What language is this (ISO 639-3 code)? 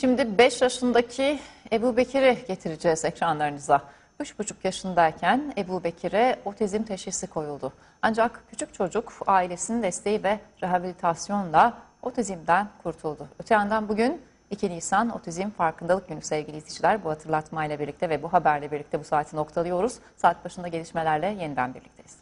tur